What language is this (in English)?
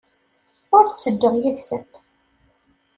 Kabyle